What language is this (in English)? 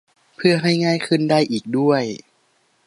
Thai